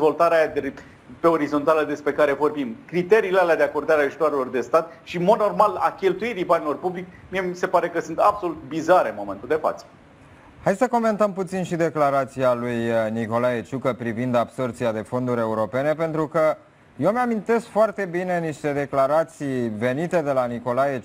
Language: Romanian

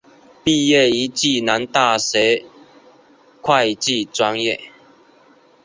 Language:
Chinese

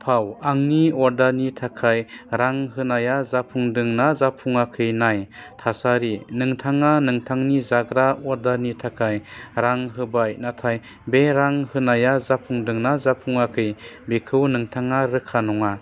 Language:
Bodo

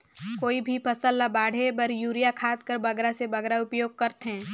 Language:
Chhattisgarhi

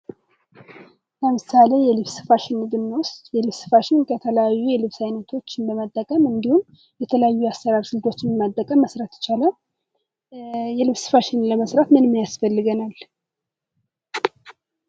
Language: Amharic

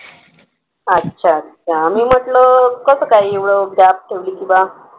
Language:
Marathi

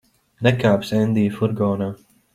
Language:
Latvian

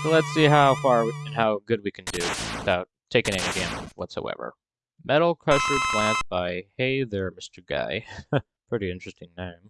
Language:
English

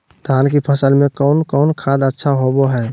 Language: Magahi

